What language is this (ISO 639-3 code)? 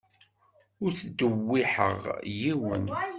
kab